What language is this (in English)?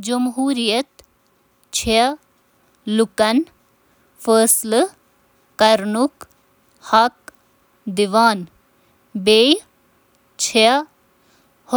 Kashmiri